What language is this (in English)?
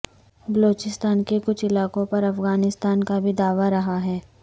Urdu